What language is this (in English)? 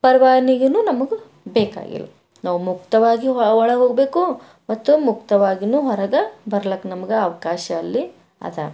Kannada